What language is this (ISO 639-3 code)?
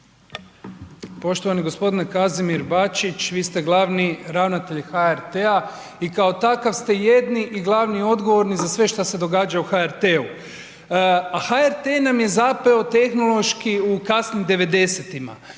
hrv